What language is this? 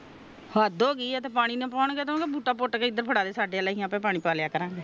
Punjabi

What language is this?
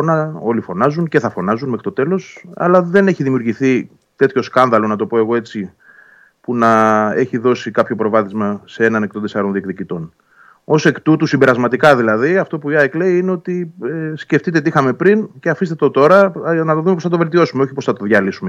Greek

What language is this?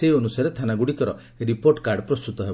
Odia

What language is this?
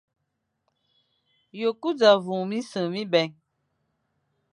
Fang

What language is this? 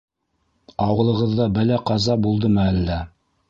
Bashkir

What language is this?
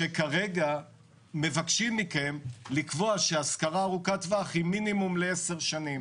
Hebrew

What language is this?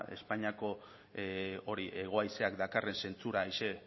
Basque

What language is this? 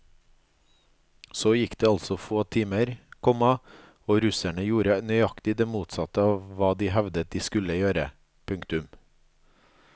Norwegian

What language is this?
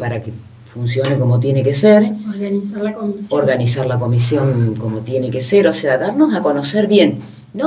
Spanish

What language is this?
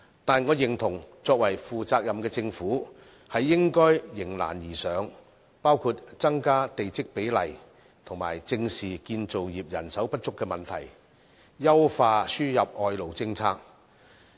Cantonese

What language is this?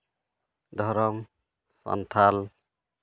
Santali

